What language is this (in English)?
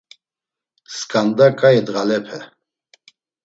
Laz